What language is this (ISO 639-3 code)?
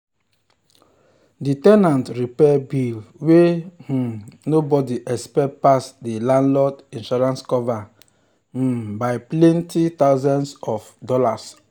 pcm